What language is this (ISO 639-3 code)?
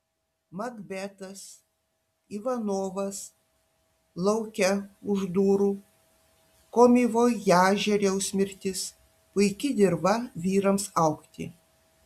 lit